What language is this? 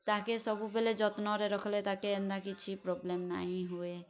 Odia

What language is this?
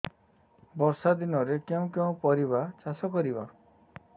Odia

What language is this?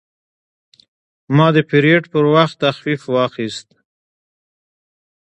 Pashto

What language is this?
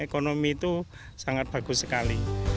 Indonesian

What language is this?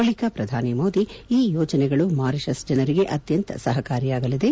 Kannada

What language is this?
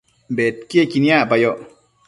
Matsés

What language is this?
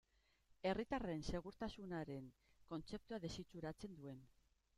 Basque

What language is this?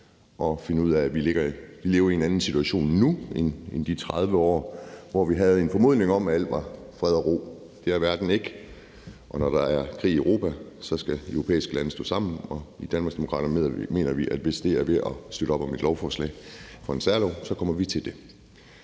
Danish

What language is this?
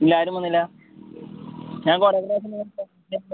Malayalam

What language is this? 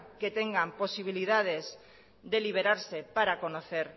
Spanish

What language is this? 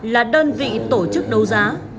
Vietnamese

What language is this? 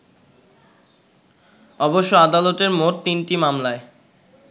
Bangla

